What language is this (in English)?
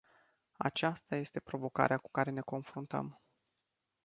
Romanian